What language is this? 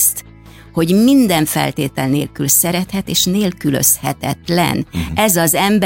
Hungarian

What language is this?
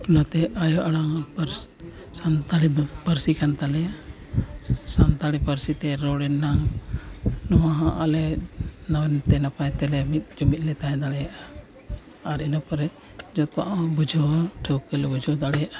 Santali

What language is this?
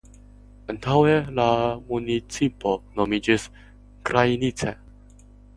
Esperanto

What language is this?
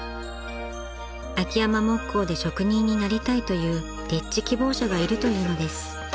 Japanese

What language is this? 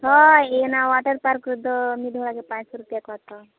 Santali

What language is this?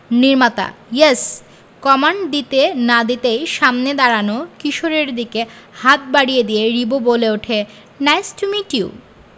Bangla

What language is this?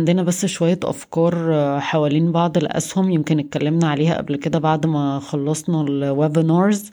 Arabic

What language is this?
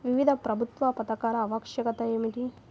Telugu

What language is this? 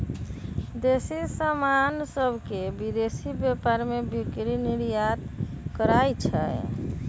Magahi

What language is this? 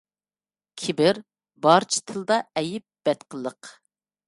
Uyghur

